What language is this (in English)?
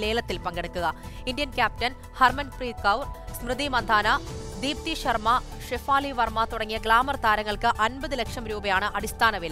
Hindi